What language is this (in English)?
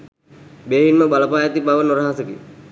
Sinhala